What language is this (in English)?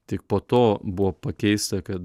Lithuanian